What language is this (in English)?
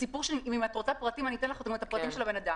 Hebrew